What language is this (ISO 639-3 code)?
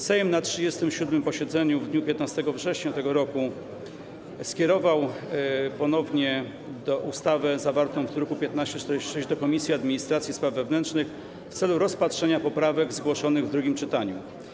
pol